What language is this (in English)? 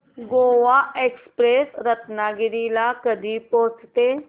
Marathi